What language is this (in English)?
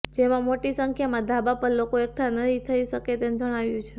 Gujarati